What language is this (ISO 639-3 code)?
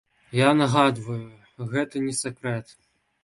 bel